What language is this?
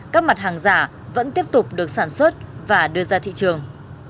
Vietnamese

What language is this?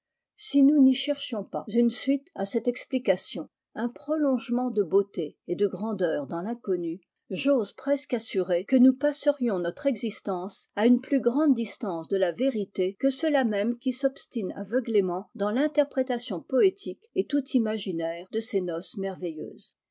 French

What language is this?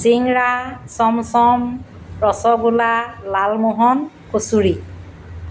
Assamese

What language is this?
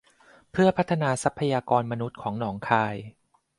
Thai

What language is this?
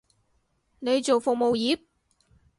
Cantonese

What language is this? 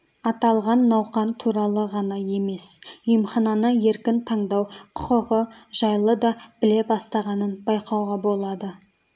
Kazakh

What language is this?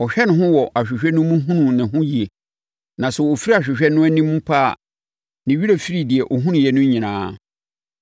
Akan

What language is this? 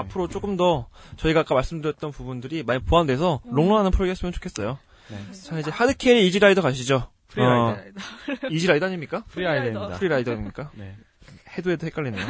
Korean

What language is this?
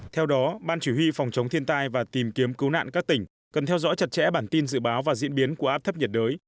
Vietnamese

